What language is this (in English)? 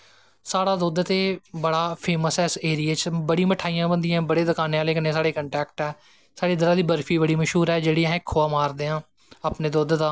Dogri